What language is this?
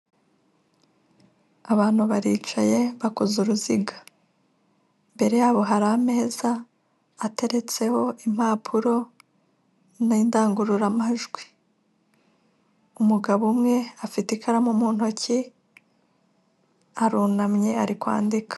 Kinyarwanda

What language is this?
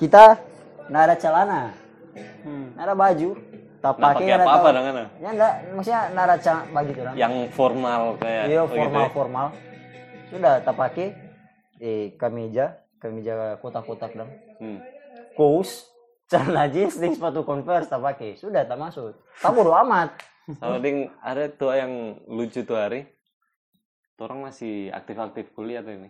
Indonesian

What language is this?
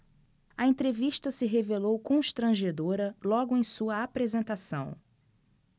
Portuguese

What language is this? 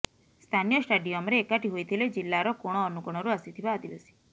Odia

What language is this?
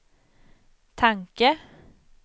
Swedish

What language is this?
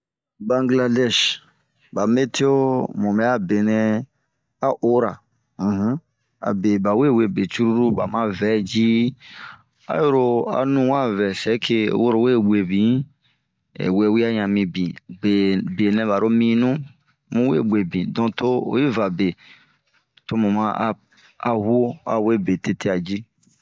Bomu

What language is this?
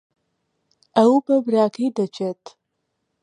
Central Kurdish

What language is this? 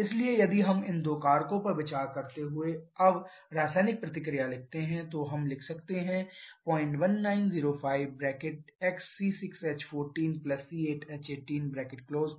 Hindi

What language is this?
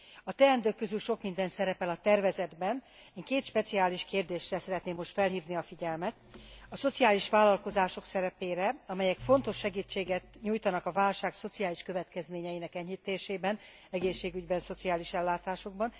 Hungarian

